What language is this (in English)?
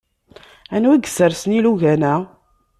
Kabyle